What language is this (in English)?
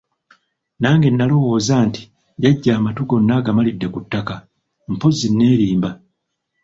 Ganda